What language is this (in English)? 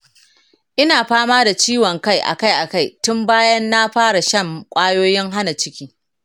Hausa